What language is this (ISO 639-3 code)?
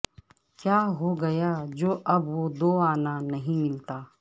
urd